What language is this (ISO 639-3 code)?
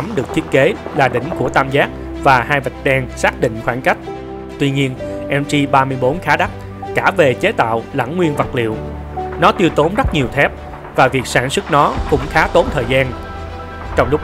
vie